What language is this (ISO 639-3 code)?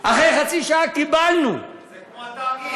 heb